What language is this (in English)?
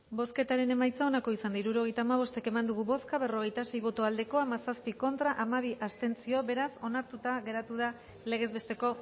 Basque